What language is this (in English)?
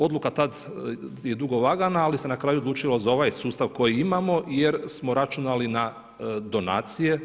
Croatian